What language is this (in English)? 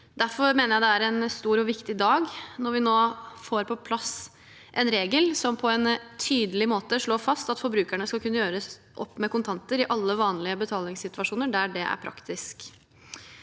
Norwegian